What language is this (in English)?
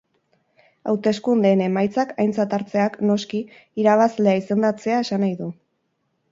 Basque